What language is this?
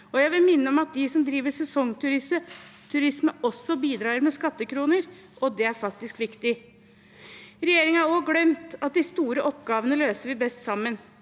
Norwegian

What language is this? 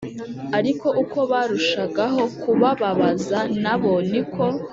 Kinyarwanda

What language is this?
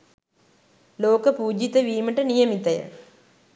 Sinhala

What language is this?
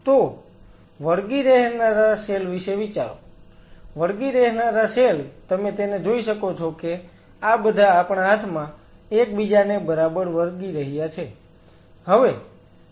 Gujarati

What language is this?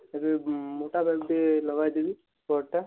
Odia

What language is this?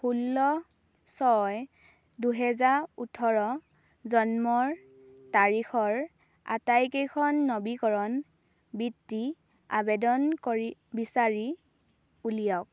Assamese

